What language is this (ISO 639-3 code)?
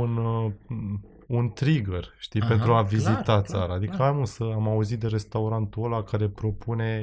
ron